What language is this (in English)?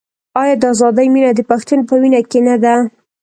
Pashto